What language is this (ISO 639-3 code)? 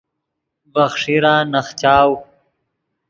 ydg